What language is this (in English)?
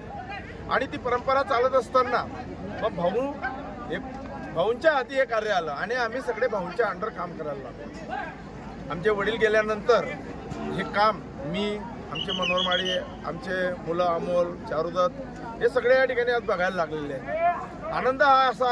Arabic